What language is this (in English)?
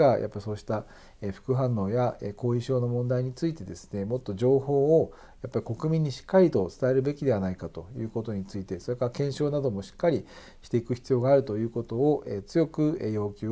Japanese